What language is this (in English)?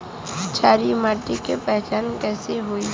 Bhojpuri